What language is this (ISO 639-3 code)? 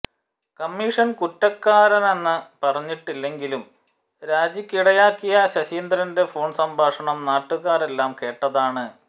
mal